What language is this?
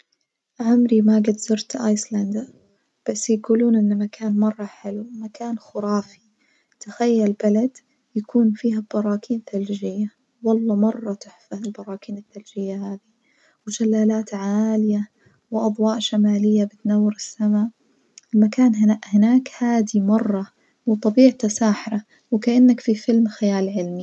Najdi Arabic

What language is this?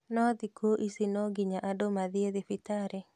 Kikuyu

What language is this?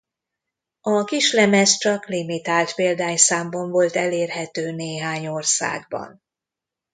Hungarian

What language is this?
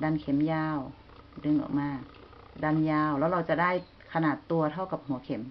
Thai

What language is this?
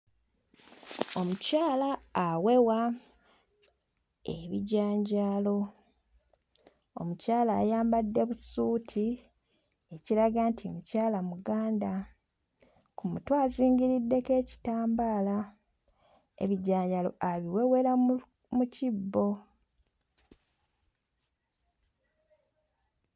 Ganda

